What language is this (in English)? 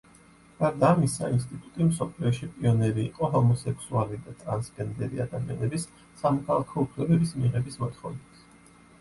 Georgian